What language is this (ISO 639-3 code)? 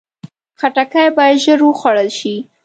pus